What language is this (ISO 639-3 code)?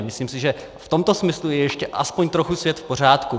ces